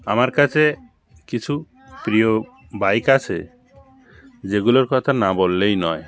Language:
Bangla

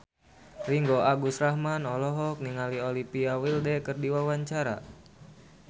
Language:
Sundanese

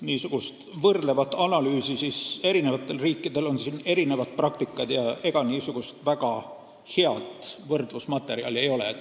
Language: Estonian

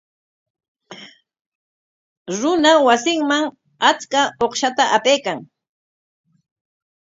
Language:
Corongo Ancash Quechua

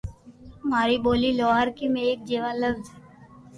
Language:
Loarki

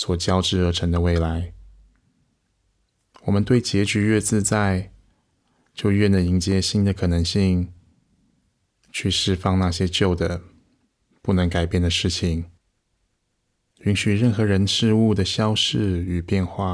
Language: Chinese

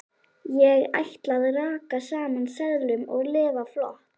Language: Icelandic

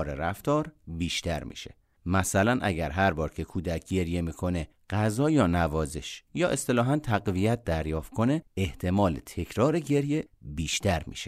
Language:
Persian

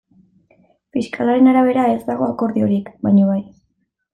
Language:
Basque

